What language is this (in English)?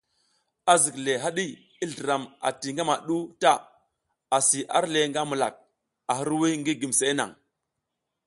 South Giziga